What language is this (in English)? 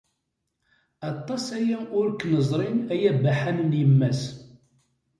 Kabyle